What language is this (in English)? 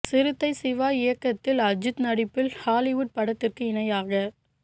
Tamil